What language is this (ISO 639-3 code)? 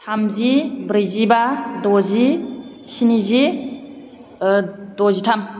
brx